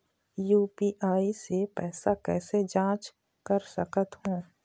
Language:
Chhattisgarhi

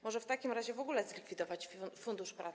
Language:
Polish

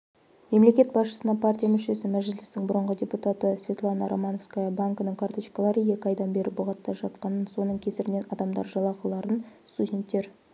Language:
Kazakh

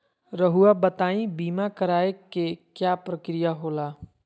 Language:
Magahi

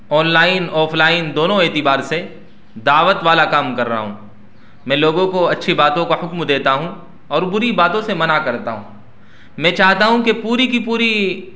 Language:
Urdu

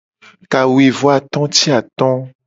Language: Gen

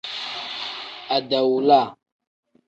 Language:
Tem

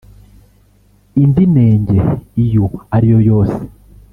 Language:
Kinyarwanda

